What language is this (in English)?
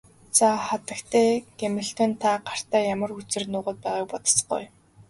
Mongolian